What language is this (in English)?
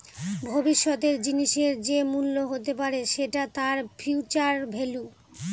Bangla